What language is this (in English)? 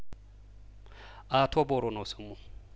Amharic